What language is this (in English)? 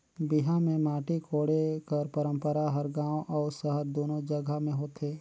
Chhattisgarhi